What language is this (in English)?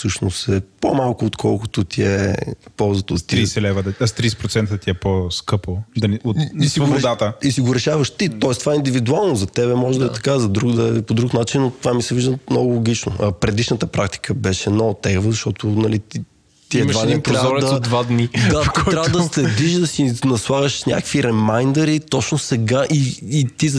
Bulgarian